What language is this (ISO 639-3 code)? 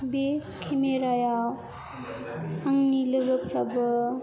brx